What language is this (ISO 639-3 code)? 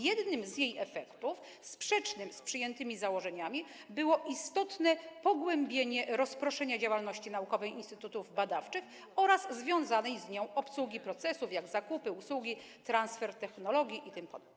pol